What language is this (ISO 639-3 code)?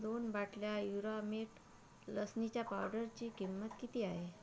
mar